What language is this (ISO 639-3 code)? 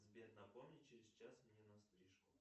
rus